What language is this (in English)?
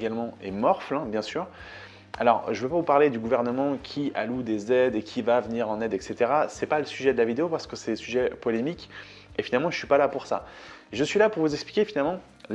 French